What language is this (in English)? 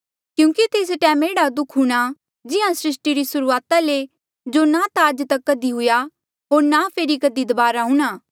Mandeali